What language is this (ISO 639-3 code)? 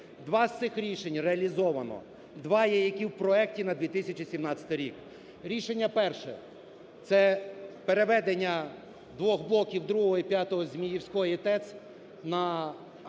ukr